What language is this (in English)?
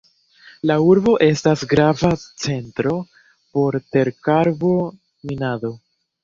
Esperanto